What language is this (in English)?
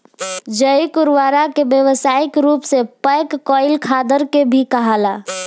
Bhojpuri